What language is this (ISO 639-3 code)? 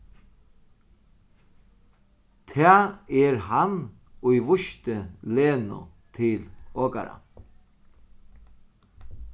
fao